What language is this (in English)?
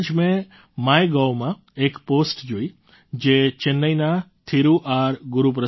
Gujarati